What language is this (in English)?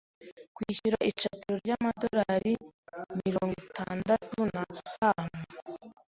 Kinyarwanda